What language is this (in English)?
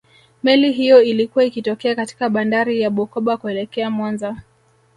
Swahili